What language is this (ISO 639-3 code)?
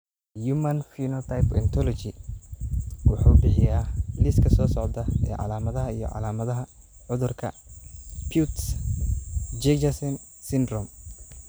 som